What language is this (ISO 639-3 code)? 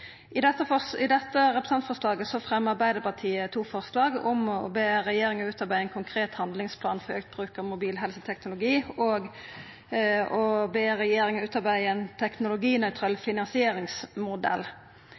nno